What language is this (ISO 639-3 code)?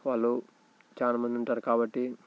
tel